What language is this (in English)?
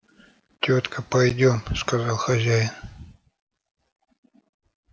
Russian